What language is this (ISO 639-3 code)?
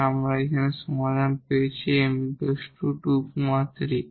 ben